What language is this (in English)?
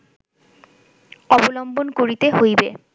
Bangla